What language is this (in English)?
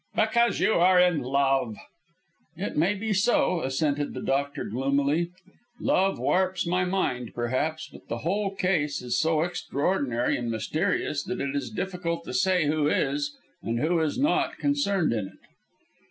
English